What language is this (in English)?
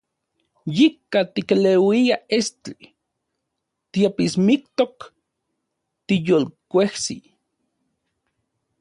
Central Puebla Nahuatl